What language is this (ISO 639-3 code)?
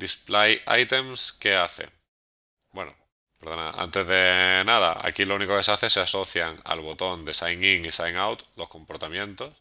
spa